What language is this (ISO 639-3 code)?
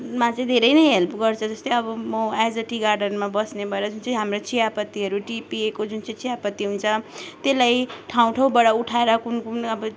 nep